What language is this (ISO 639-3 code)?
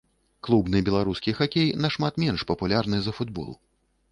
bel